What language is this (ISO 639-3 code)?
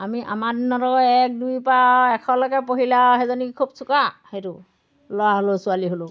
asm